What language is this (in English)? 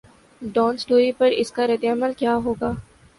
Urdu